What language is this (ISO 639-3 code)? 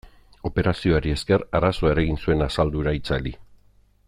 eus